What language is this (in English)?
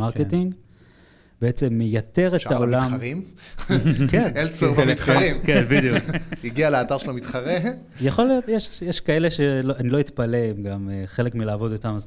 Hebrew